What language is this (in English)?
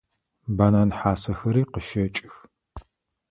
Adyghe